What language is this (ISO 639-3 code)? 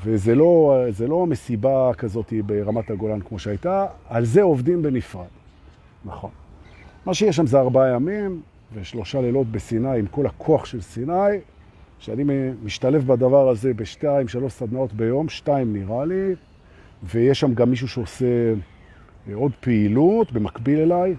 heb